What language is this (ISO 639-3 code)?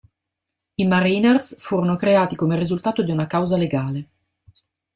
ita